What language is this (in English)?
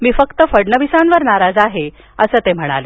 Marathi